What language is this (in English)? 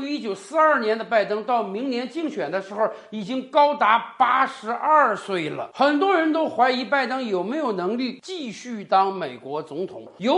Chinese